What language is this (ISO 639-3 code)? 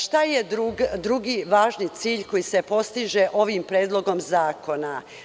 srp